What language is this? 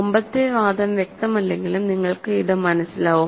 Malayalam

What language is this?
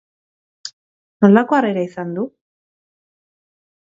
Basque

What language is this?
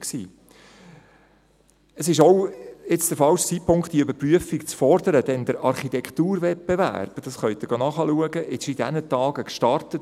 Swiss German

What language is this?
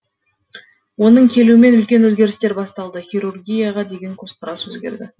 Kazakh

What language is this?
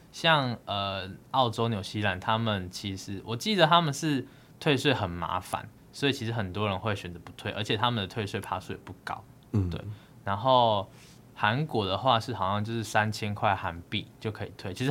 Chinese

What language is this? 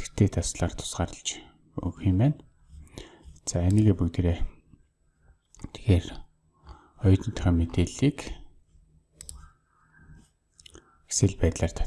German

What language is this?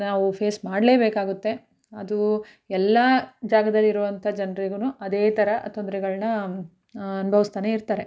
Kannada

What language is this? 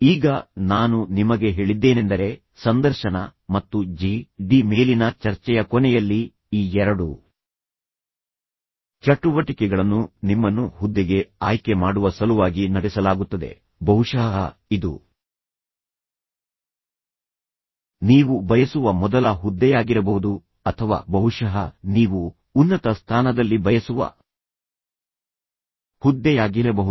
Kannada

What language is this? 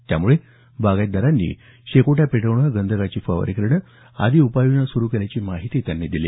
Marathi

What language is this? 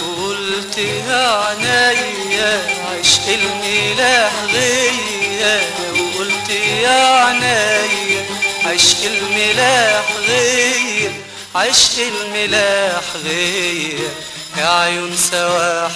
Arabic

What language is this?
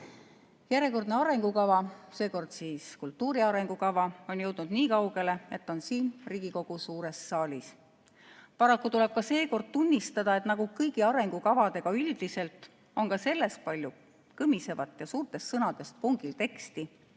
Estonian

